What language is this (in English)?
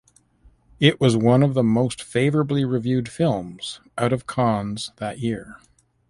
English